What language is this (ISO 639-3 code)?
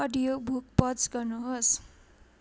nep